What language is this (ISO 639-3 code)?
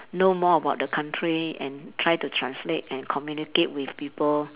eng